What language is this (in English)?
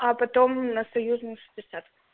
Russian